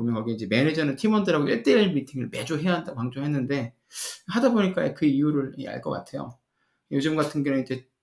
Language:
Korean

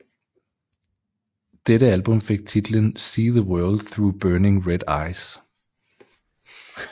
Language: Danish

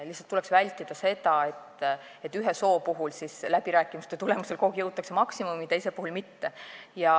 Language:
Estonian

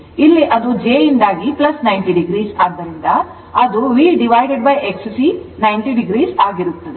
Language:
Kannada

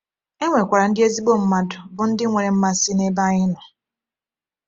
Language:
Igbo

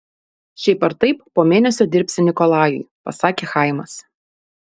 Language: Lithuanian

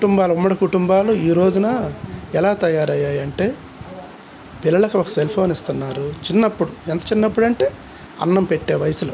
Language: Telugu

